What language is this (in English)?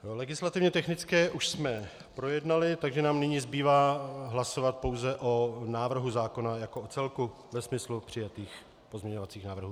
Czech